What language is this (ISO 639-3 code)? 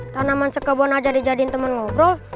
ind